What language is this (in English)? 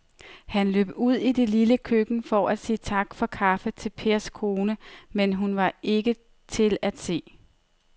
Danish